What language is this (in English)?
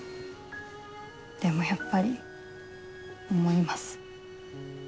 Japanese